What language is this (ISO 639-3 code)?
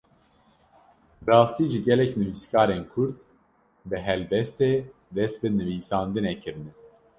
kur